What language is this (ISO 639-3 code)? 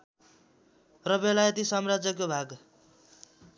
nep